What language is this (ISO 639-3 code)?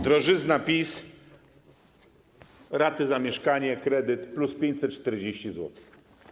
pol